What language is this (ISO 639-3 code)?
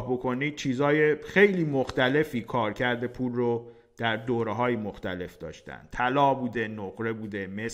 fas